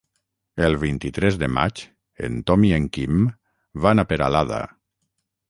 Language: Catalan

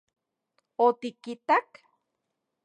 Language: Central Puebla Nahuatl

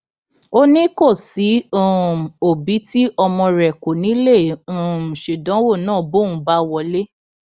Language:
Yoruba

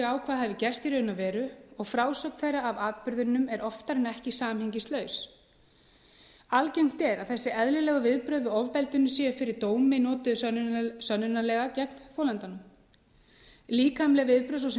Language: Icelandic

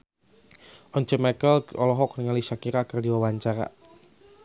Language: Sundanese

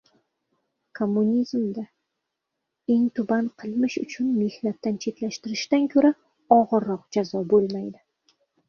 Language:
Uzbek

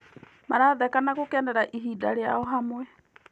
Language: Kikuyu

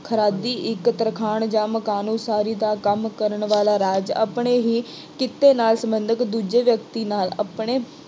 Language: Punjabi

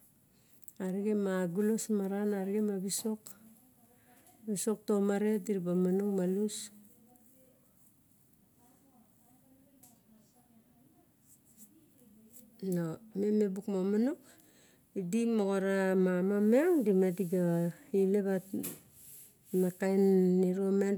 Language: Barok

